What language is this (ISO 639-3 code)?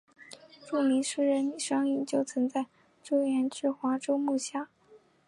zho